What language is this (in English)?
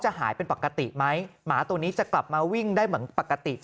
Thai